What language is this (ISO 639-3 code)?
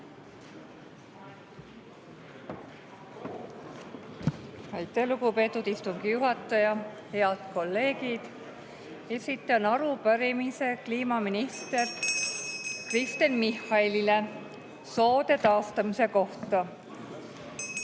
est